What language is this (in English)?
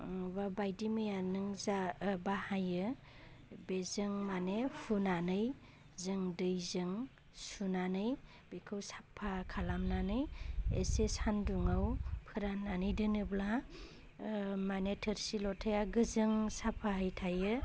Bodo